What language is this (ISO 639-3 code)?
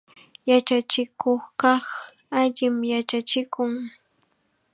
qxa